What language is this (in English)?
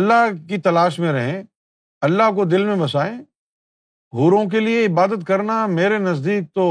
Urdu